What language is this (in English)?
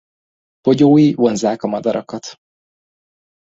Hungarian